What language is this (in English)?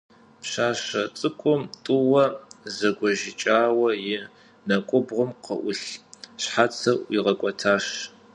Kabardian